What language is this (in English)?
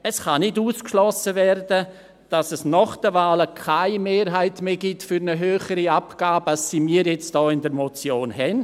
Swiss German